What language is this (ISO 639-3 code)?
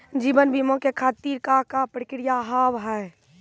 mai